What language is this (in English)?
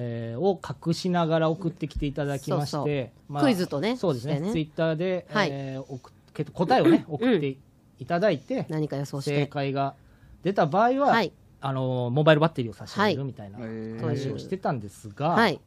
Japanese